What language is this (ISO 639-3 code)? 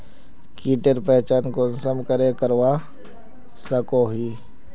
mag